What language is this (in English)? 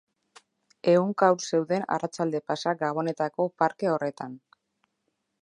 Basque